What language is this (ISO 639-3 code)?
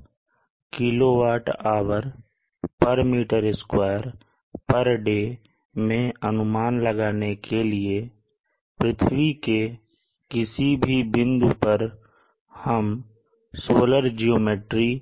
hin